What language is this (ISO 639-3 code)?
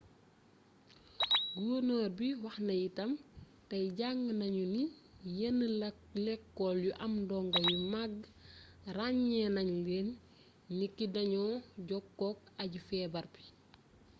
wol